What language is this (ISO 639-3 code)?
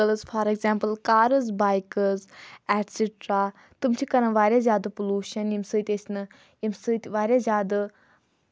kas